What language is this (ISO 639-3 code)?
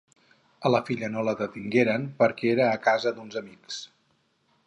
cat